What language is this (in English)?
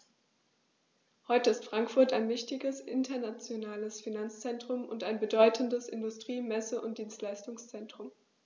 German